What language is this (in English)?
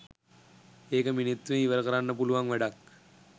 Sinhala